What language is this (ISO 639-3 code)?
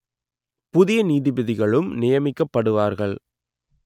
tam